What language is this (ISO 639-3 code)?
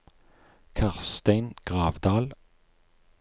nor